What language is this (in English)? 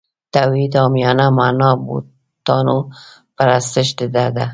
Pashto